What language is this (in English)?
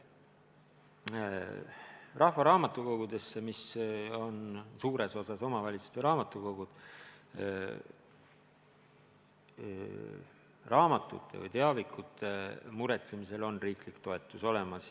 Estonian